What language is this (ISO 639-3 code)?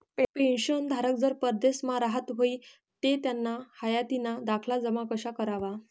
mar